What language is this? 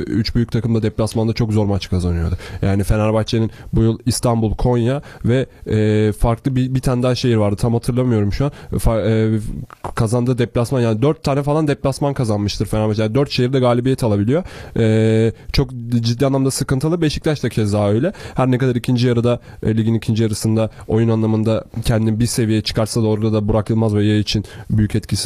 Turkish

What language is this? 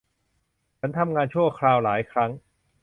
Thai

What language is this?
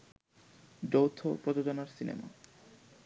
Bangla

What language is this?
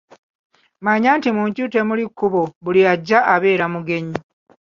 Ganda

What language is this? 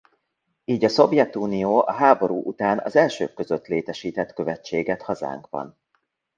Hungarian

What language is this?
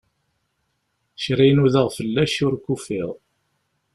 Kabyle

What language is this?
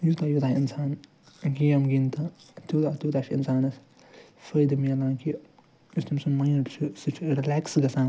Kashmiri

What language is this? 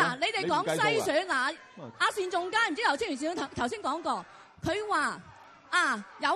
Chinese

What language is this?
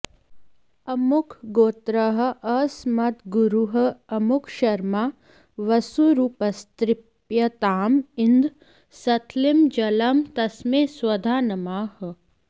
Sanskrit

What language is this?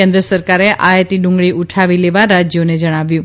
Gujarati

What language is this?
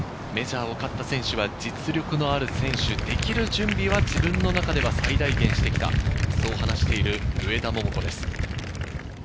Japanese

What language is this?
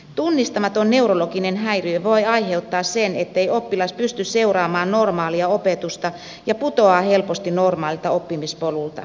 Finnish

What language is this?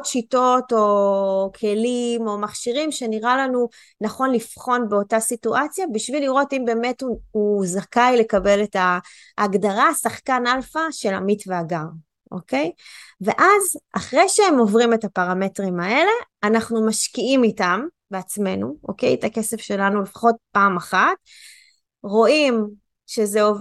Hebrew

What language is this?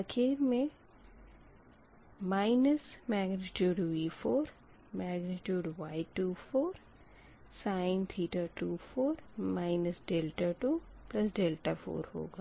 Hindi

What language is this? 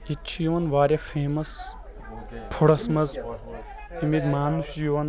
Kashmiri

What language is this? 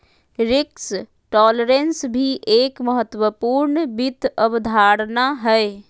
Magahi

